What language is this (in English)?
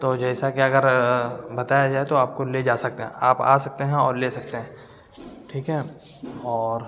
Urdu